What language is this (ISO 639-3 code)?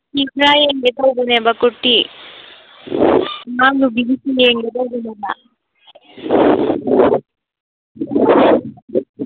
mni